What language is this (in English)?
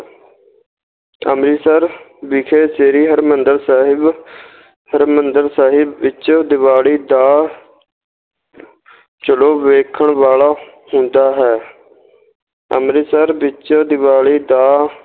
Punjabi